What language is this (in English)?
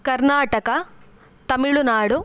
Sanskrit